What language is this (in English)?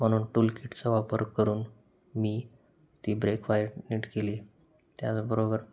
Marathi